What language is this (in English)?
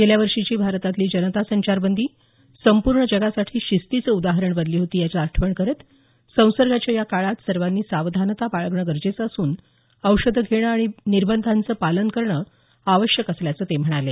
Marathi